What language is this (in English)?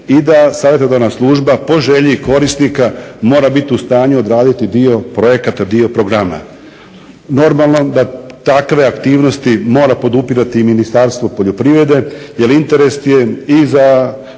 Croatian